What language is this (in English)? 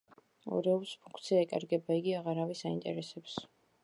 Georgian